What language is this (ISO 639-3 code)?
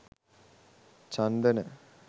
sin